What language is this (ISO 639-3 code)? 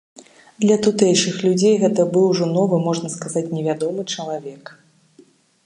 bel